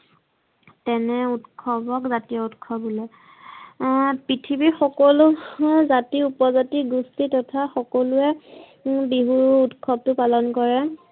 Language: Assamese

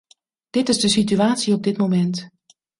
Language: Dutch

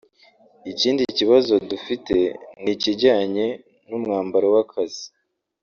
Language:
Kinyarwanda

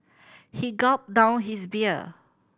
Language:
English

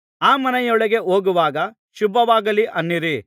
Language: Kannada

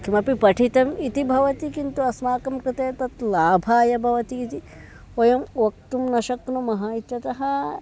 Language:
Sanskrit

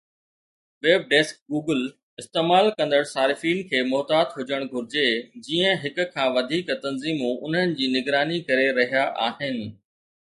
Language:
Sindhi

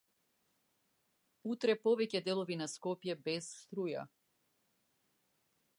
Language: Macedonian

